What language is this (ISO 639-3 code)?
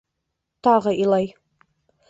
bak